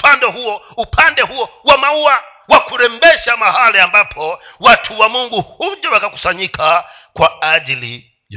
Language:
Swahili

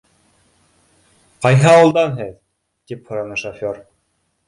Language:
Bashkir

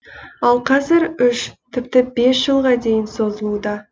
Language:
Kazakh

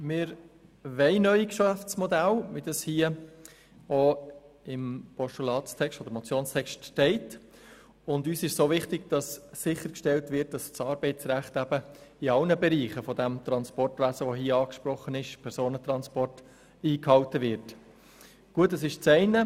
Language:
Swiss German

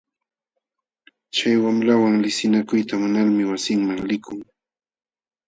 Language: Jauja Wanca Quechua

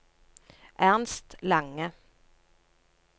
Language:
Norwegian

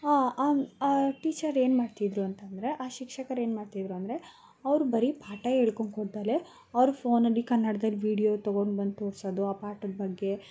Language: Kannada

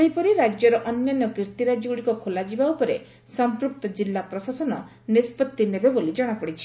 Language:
Odia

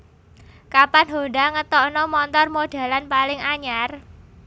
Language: Javanese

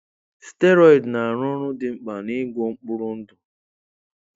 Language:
Igbo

